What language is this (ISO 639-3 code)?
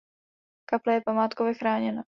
ces